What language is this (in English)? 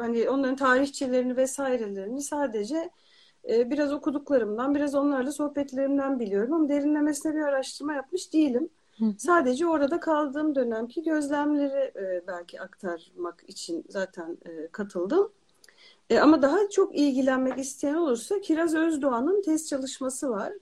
Turkish